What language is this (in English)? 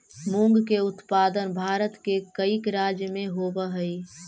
Magahi